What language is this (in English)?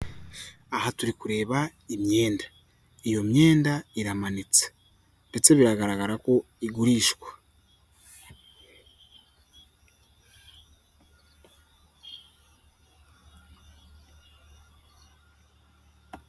Kinyarwanda